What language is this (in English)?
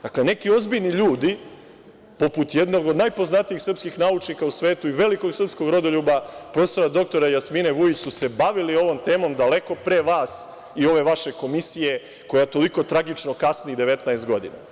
Serbian